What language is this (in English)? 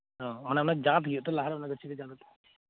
Santali